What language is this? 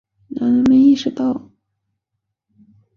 Chinese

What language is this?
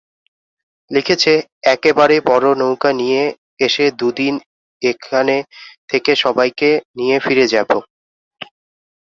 Bangla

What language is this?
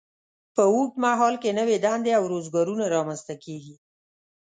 Pashto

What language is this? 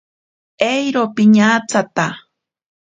Ashéninka Perené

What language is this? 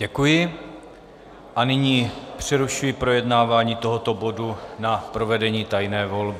Czech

